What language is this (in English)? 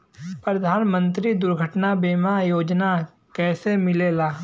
Bhojpuri